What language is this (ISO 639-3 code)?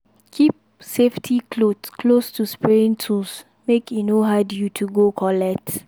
pcm